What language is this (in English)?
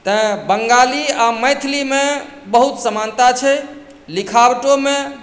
Maithili